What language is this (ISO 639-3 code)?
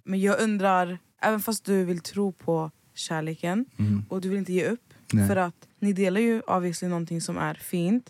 swe